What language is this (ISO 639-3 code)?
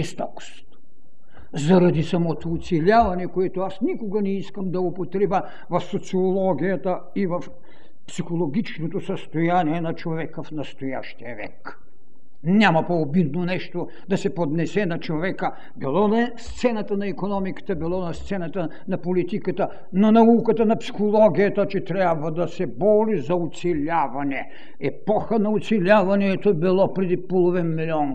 bul